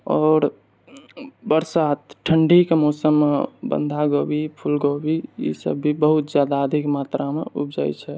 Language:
Maithili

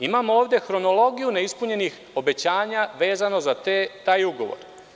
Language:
Serbian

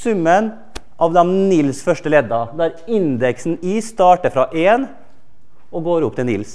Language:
Norwegian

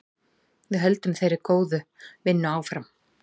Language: Icelandic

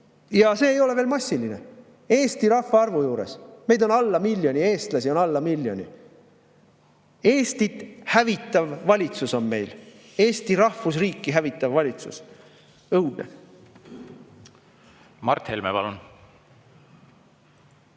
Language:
Estonian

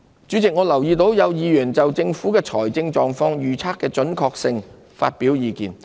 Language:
Cantonese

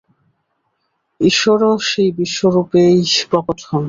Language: Bangla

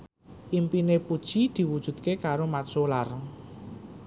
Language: Javanese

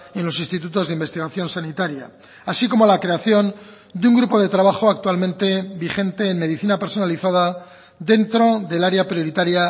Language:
Spanish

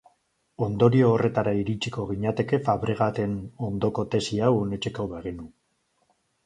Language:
Basque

